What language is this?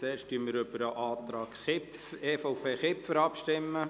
Swiss German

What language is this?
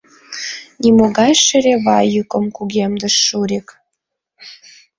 Mari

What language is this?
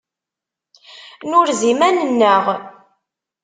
Kabyle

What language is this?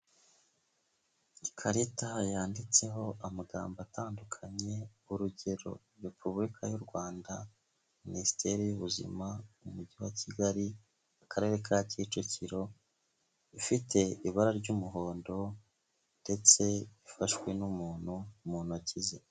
Kinyarwanda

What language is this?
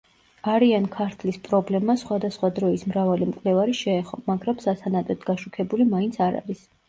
Georgian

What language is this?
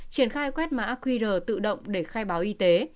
Vietnamese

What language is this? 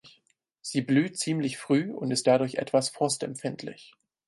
German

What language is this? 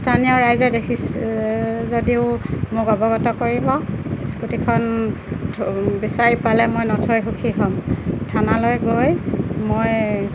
Assamese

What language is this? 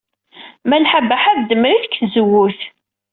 Kabyle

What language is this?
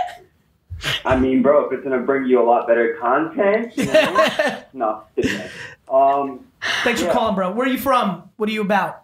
English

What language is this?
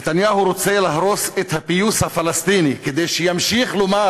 Hebrew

